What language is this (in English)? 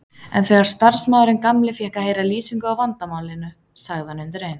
Icelandic